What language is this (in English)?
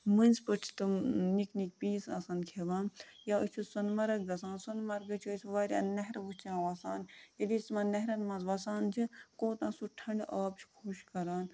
Kashmiri